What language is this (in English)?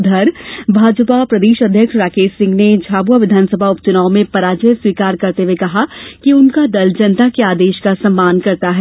Hindi